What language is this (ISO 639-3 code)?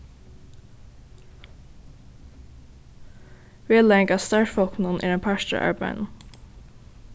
fao